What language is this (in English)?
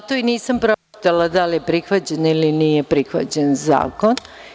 Serbian